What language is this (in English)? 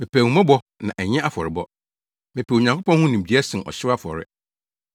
Akan